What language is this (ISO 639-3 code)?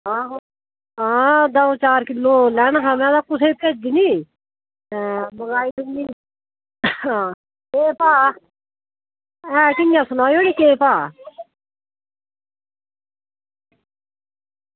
doi